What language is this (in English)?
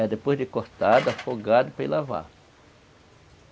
Portuguese